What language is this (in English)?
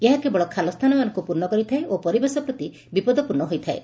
Odia